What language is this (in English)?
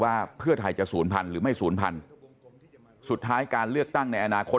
Thai